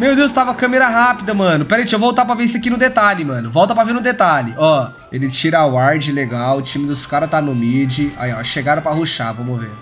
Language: Portuguese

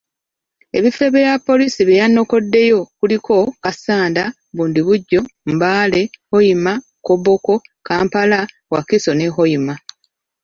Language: Ganda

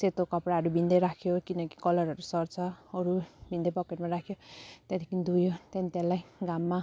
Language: Nepali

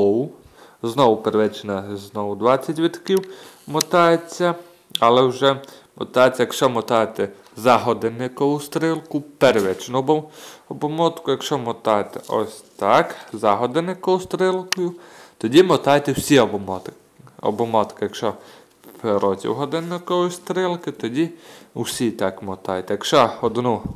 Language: Ukrainian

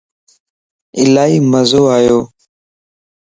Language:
Lasi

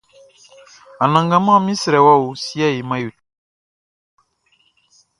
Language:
Baoulé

